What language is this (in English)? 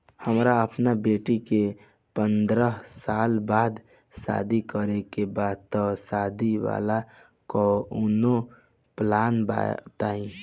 Bhojpuri